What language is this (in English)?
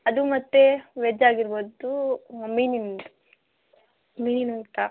Kannada